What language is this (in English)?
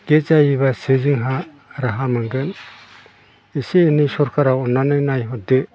Bodo